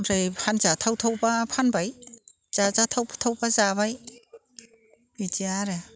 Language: Bodo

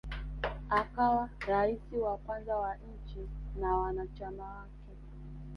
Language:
Swahili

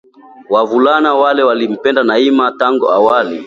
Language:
Swahili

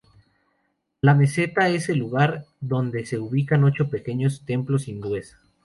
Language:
Spanish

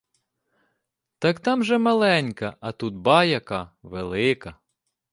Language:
Ukrainian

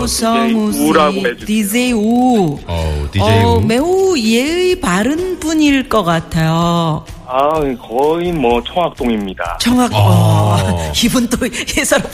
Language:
Korean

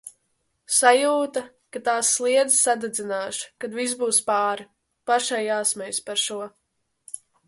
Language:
Latvian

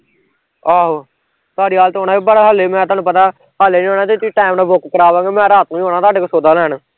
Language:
Punjabi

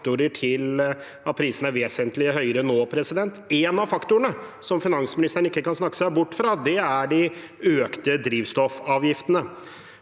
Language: Norwegian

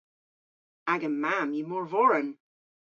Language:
Cornish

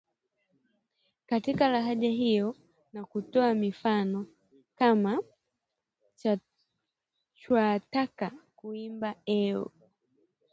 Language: Swahili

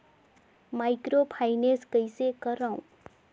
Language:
Chhattisgarhi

